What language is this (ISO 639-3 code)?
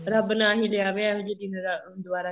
pan